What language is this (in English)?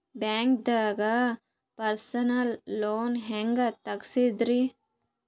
Kannada